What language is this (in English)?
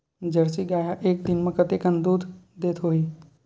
Chhattisgarhi